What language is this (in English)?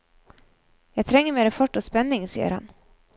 Norwegian